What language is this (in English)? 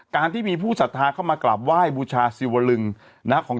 Thai